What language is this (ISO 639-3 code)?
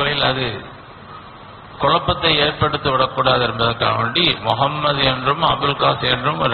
ara